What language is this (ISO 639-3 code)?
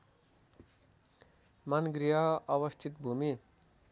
nep